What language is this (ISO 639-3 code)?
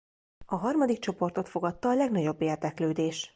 hun